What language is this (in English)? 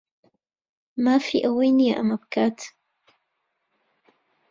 Central Kurdish